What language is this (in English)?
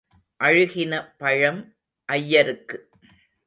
Tamil